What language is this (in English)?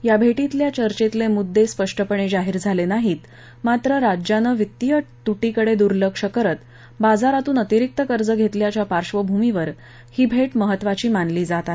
Marathi